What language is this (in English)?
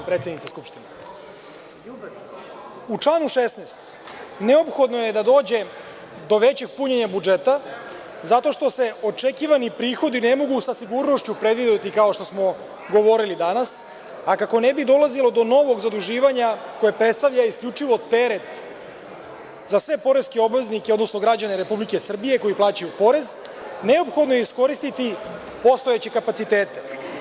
Serbian